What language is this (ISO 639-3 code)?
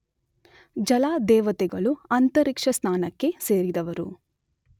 kan